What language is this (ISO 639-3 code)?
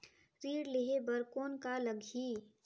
hne